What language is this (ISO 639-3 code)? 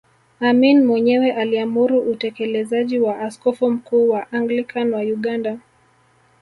swa